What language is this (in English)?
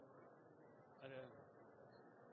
Norwegian Bokmål